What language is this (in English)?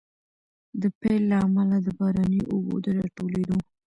Pashto